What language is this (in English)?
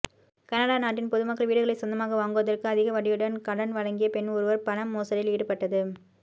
Tamil